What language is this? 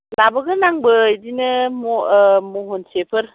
Bodo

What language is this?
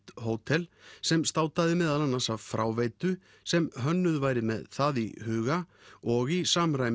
Icelandic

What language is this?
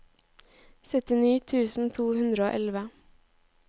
Norwegian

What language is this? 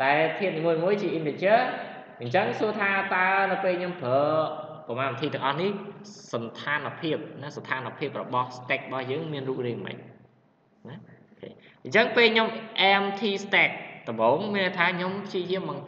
Vietnamese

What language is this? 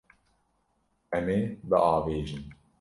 Kurdish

